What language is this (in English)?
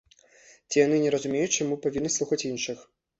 Belarusian